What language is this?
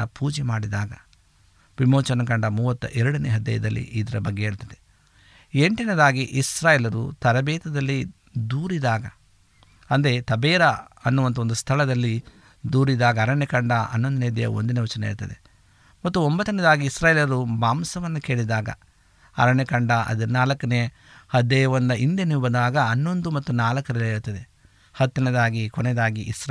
Kannada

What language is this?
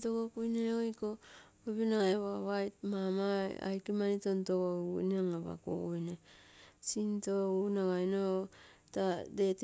Terei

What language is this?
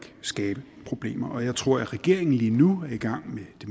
Danish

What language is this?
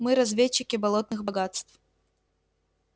Russian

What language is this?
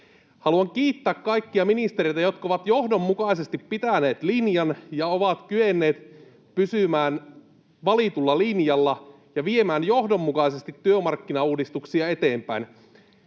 Finnish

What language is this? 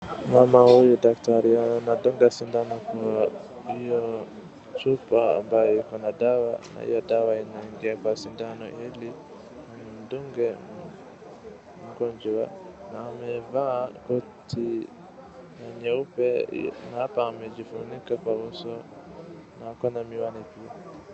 Swahili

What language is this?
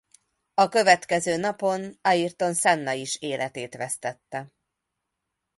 Hungarian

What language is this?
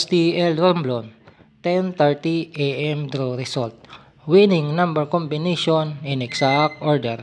Filipino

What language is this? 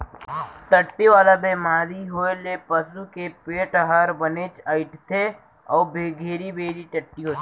Chhattisgarhi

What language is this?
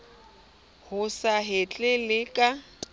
Southern Sotho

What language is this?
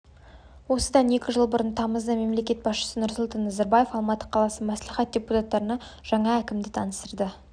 Kazakh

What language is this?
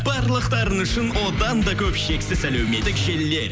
Kazakh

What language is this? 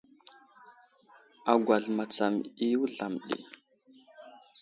Wuzlam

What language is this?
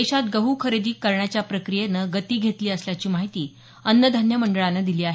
Marathi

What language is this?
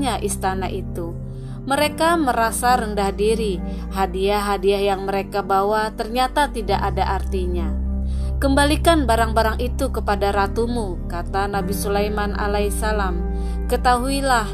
Indonesian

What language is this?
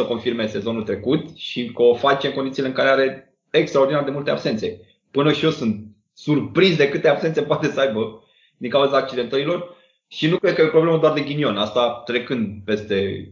Romanian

